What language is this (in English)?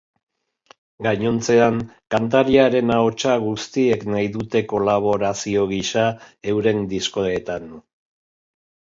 Basque